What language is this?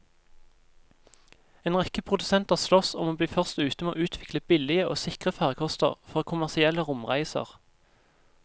Norwegian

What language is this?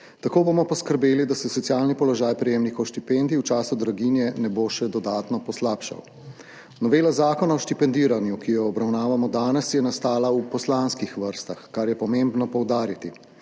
Slovenian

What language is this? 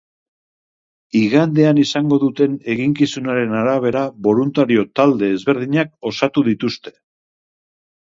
Basque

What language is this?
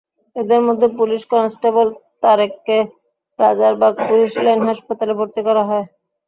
Bangla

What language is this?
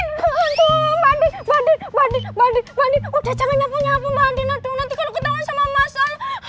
Indonesian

